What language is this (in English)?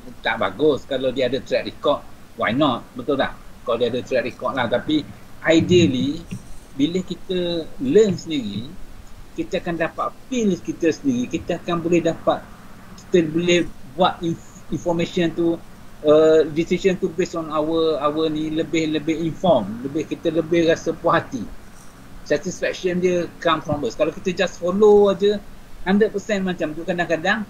Malay